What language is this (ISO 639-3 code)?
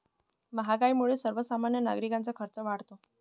mar